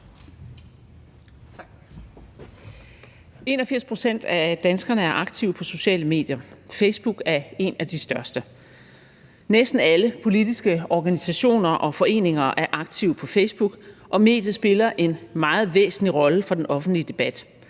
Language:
Danish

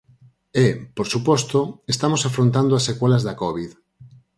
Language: Galician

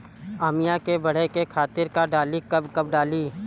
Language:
Bhojpuri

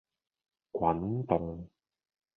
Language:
Cantonese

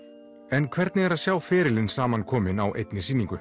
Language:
Icelandic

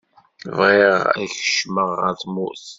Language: Kabyle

